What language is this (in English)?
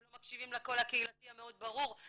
Hebrew